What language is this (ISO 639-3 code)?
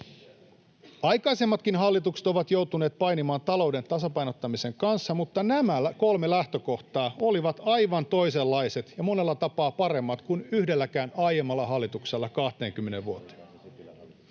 fin